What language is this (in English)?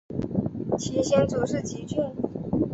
Chinese